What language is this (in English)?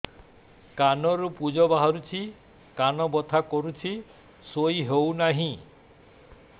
Odia